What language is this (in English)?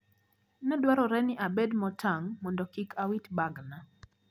Luo (Kenya and Tanzania)